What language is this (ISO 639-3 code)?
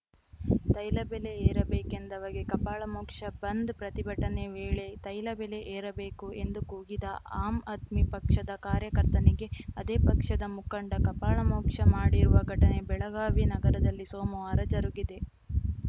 kan